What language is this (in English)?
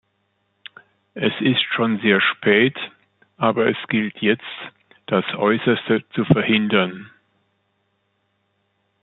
German